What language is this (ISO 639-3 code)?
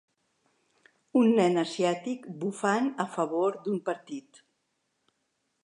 cat